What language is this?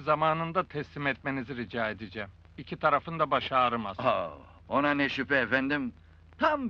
Turkish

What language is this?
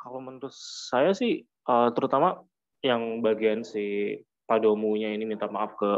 Indonesian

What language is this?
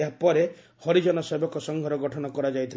Odia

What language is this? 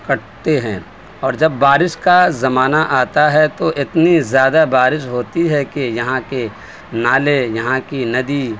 Urdu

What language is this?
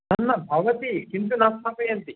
Sanskrit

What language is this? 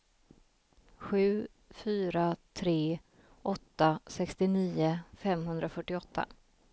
Swedish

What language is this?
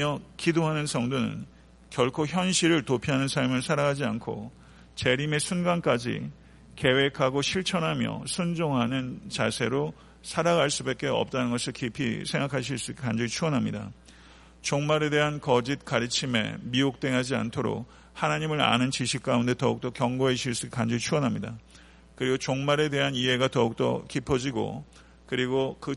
Korean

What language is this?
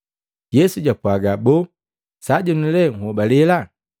Matengo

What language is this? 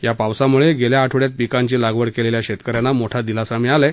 Marathi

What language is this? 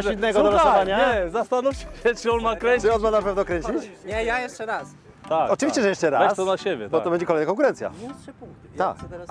Polish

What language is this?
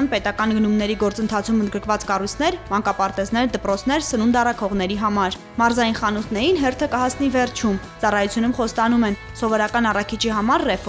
Turkish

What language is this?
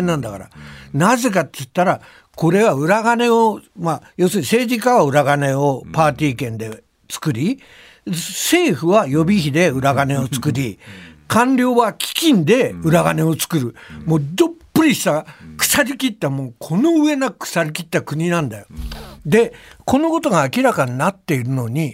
Japanese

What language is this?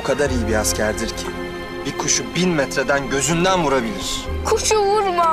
Turkish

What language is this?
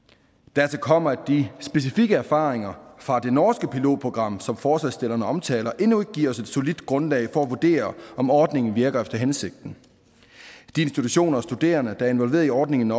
Danish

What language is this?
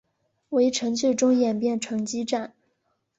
Chinese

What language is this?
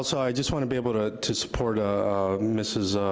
English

